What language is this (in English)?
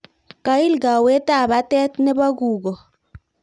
Kalenjin